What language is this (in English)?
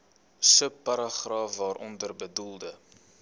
Afrikaans